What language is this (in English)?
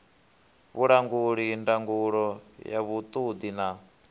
Venda